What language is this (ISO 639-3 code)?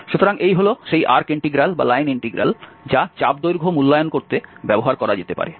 ben